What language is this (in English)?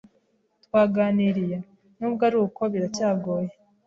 Kinyarwanda